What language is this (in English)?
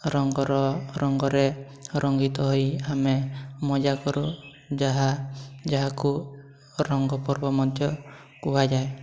Odia